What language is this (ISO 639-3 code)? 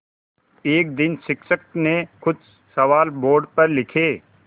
hin